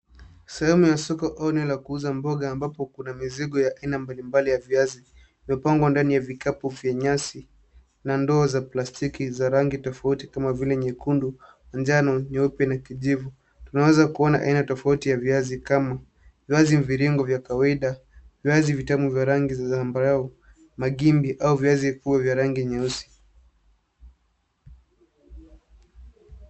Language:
Swahili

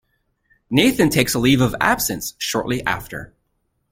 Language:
English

